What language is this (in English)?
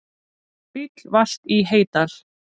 Icelandic